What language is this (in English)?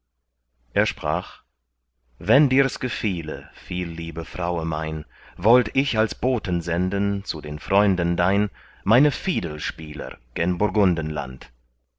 German